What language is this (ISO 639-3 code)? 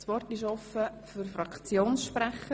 gsw